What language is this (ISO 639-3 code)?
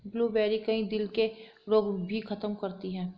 hin